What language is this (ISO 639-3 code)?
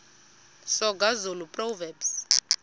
xho